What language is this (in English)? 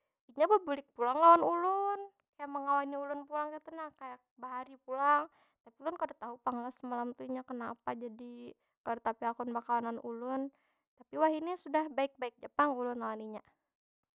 Banjar